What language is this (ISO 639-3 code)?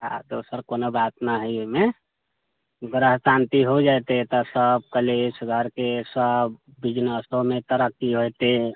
mai